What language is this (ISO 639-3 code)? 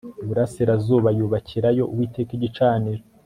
kin